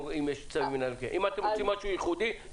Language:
Hebrew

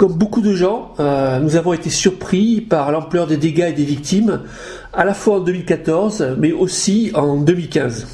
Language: French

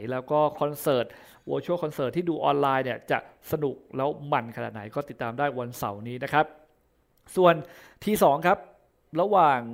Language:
Thai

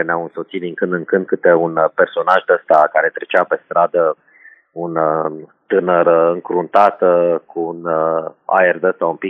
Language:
Romanian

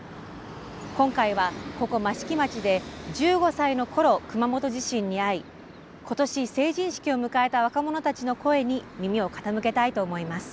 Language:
Japanese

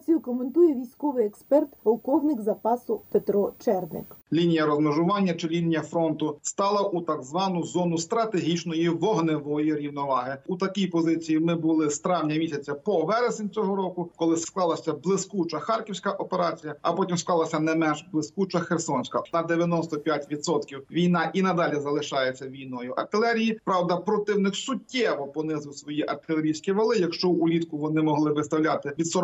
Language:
Ukrainian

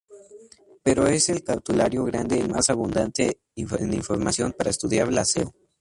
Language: Spanish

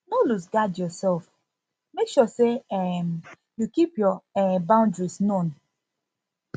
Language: Nigerian Pidgin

